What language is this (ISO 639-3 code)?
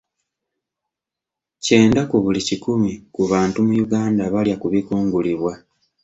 lug